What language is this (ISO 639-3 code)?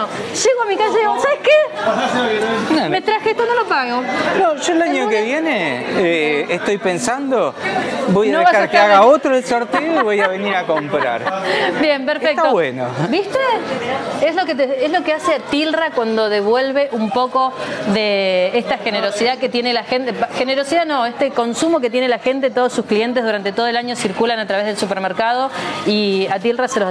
spa